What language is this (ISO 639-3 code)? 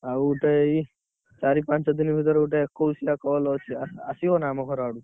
ori